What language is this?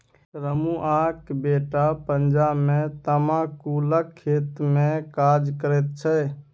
Maithili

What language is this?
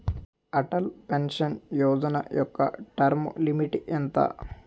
Telugu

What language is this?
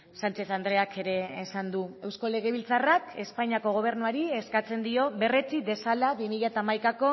Basque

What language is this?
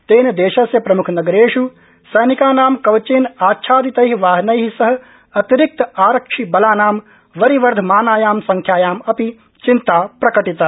Sanskrit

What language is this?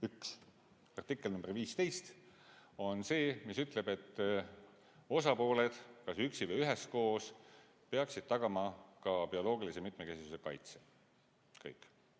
Estonian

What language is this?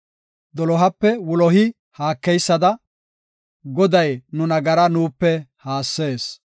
Gofa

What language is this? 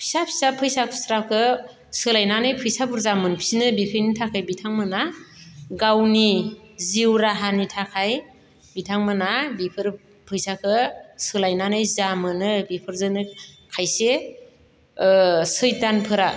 Bodo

